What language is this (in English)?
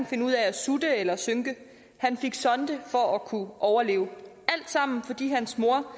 Danish